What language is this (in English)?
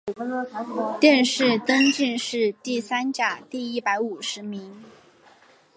Chinese